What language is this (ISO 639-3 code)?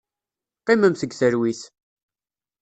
kab